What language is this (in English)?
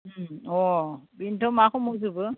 Bodo